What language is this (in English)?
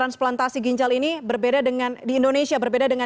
Indonesian